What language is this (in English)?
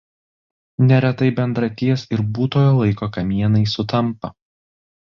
Lithuanian